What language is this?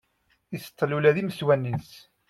Kabyle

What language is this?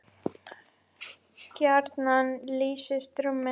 Icelandic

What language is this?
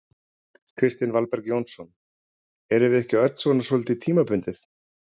Icelandic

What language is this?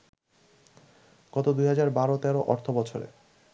Bangla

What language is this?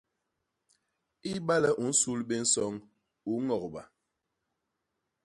Basaa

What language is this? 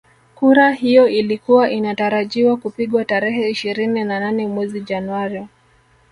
Swahili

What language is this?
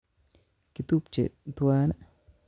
Kalenjin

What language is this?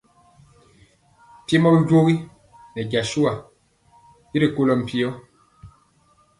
Mpiemo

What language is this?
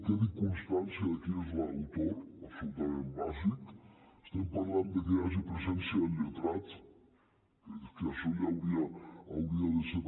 Catalan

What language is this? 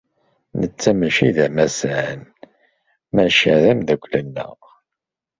Kabyle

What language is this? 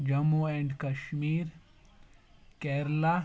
Kashmiri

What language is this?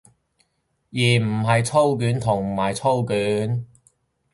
Cantonese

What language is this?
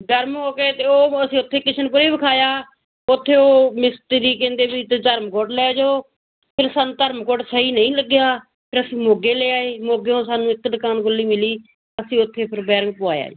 Punjabi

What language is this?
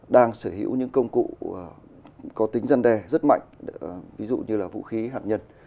Vietnamese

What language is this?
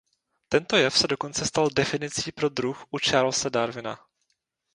Czech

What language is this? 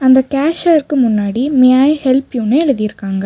Tamil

